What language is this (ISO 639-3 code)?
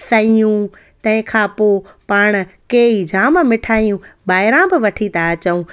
snd